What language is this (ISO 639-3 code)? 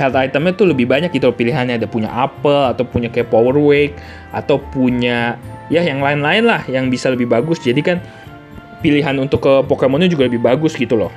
ind